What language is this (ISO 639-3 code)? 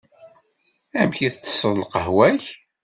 kab